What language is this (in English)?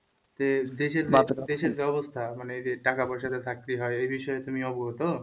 Bangla